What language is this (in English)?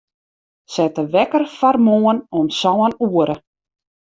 Western Frisian